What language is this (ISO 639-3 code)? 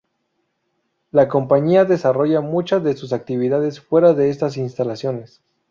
spa